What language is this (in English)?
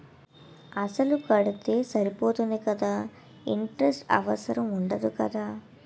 Telugu